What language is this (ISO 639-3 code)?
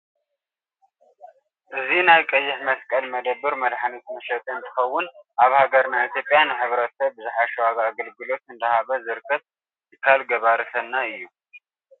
tir